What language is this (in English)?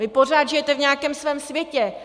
Czech